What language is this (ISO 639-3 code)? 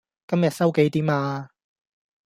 yue